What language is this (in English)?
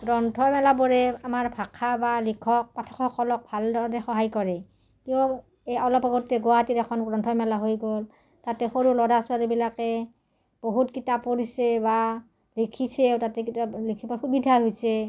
Assamese